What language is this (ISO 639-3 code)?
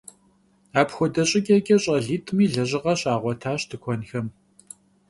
kbd